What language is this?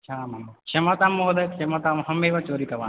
Sanskrit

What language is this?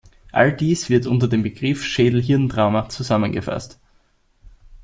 German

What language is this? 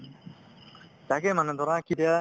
Assamese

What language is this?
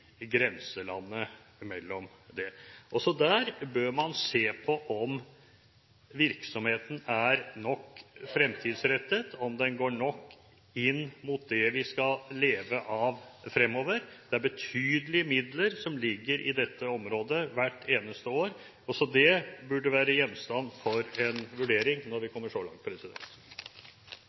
Norwegian Bokmål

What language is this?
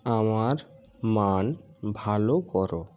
Bangla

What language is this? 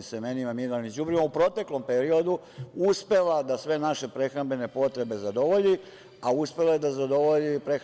Serbian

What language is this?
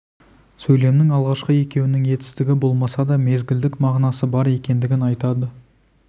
Kazakh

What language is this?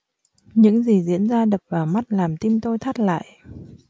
Vietnamese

